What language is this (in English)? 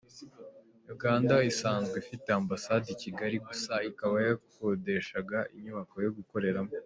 Kinyarwanda